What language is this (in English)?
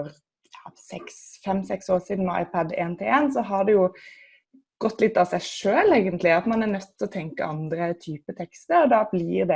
Norwegian